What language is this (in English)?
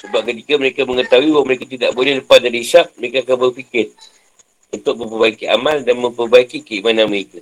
Malay